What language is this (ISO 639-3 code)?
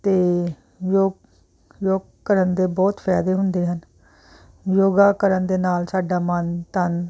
pan